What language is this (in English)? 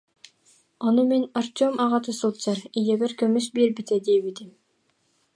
Yakut